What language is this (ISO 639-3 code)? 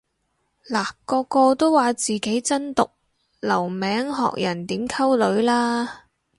yue